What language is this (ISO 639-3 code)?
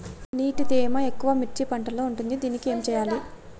tel